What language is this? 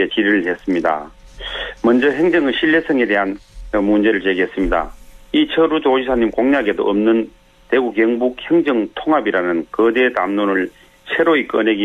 Korean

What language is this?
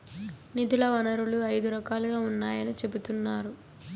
Telugu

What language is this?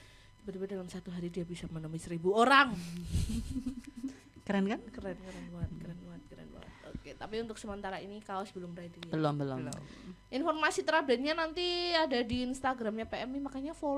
Indonesian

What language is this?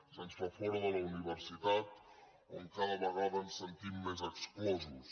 Catalan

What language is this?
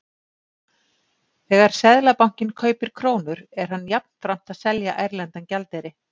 Icelandic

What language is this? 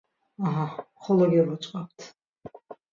Laz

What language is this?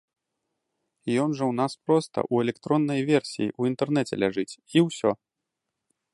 Belarusian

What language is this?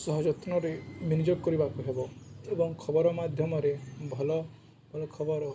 Odia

